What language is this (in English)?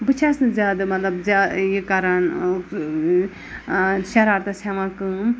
Kashmiri